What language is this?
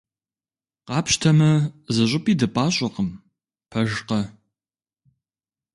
Kabardian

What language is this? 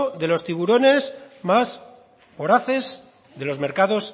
Spanish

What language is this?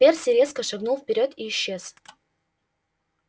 Russian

